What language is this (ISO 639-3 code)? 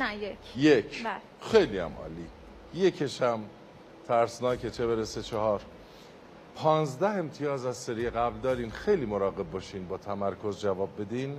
fas